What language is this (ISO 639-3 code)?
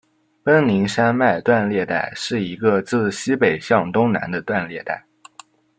zho